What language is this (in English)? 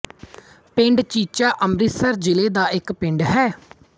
Punjabi